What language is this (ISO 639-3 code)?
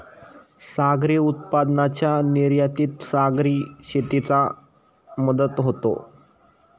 mar